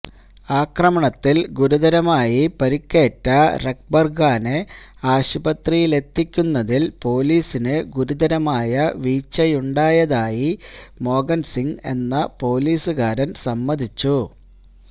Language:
Malayalam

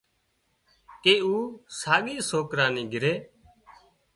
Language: Wadiyara Koli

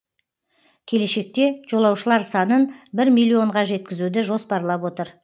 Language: Kazakh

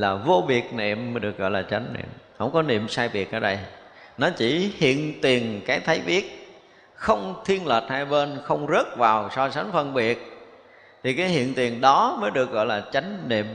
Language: Vietnamese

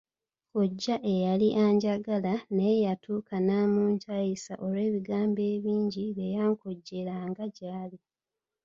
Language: Ganda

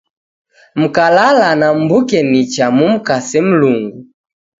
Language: Taita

